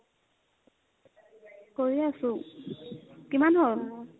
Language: Assamese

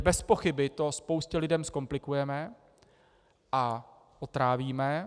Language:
Czech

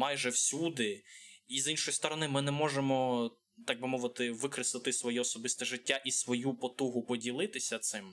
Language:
Ukrainian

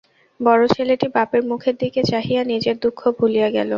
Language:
Bangla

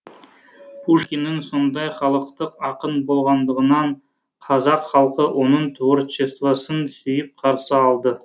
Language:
Kazakh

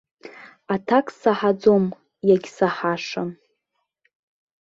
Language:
Abkhazian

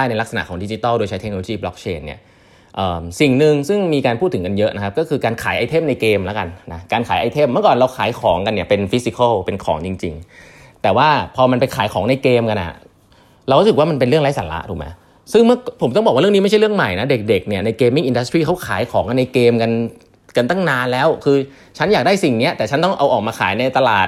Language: Thai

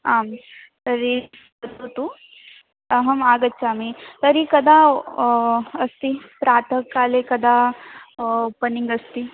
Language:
Sanskrit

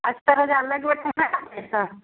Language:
Sindhi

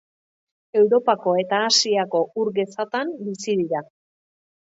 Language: Basque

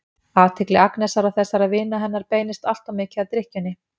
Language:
Icelandic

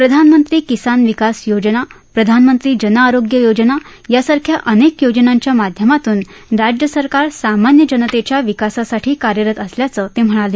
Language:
Marathi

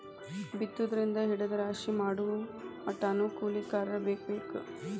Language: Kannada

